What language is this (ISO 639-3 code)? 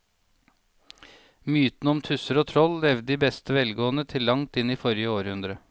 nor